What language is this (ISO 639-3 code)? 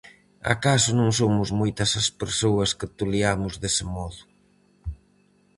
glg